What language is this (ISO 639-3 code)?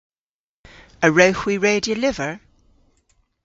cor